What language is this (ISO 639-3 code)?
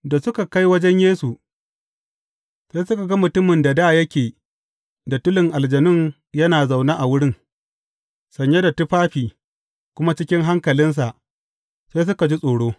hau